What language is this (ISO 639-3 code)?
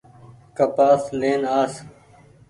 gig